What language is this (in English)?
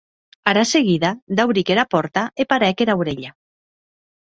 Occitan